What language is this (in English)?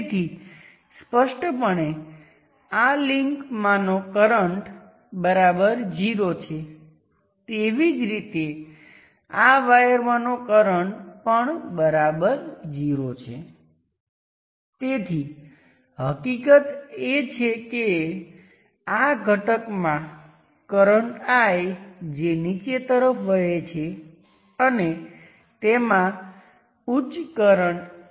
Gujarati